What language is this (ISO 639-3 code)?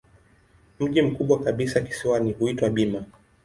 swa